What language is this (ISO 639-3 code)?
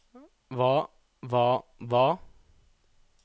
nor